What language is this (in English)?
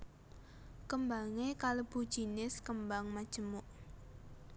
Javanese